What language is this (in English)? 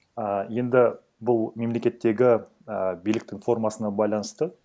Kazakh